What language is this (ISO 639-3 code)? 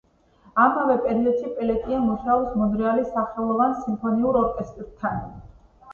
kat